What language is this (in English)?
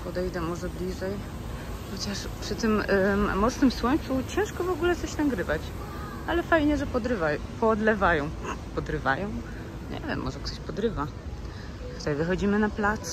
Polish